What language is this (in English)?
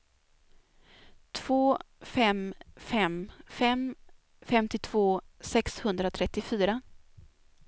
Swedish